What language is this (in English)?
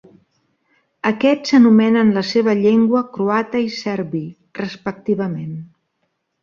Catalan